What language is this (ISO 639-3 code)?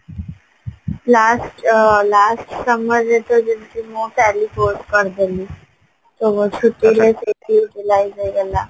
ori